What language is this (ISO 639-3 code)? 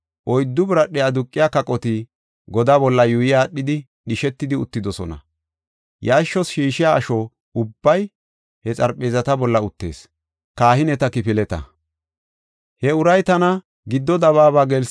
gof